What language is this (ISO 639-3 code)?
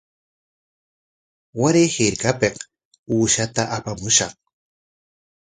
qwa